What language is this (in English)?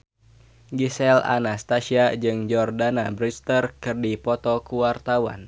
Sundanese